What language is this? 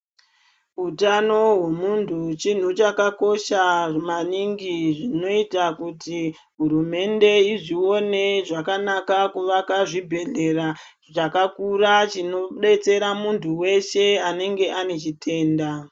Ndau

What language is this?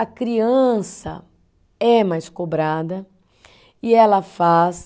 Portuguese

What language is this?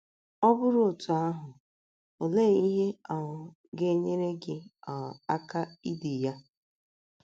Igbo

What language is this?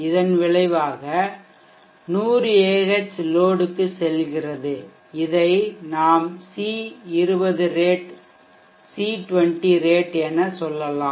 Tamil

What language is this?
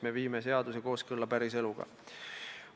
Estonian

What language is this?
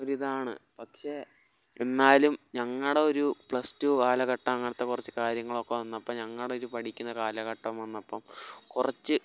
Malayalam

